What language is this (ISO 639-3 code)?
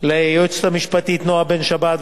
heb